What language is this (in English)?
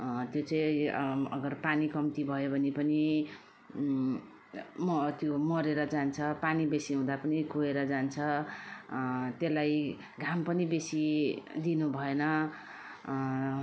Nepali